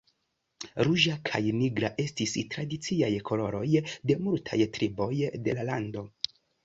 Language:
Esperanto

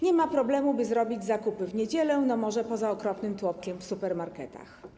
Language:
Polish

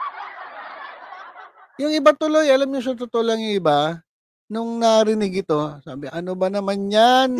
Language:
Filipino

